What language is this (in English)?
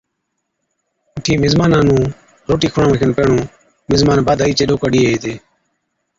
Od